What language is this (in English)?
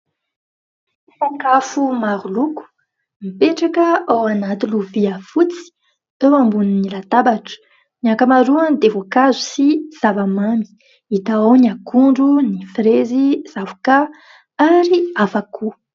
Malagasy